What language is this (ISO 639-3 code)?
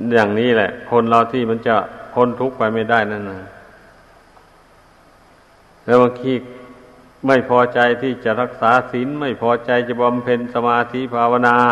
tha